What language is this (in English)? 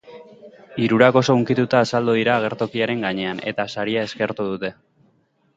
Basque